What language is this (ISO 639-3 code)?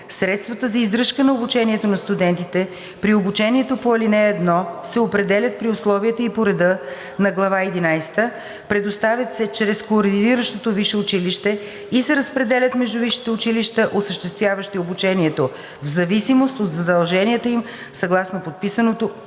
bul